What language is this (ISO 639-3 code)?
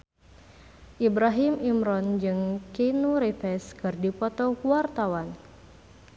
sun